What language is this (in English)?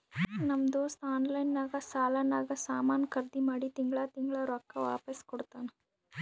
Kannada